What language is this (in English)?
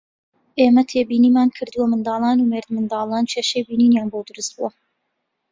Central Kurdish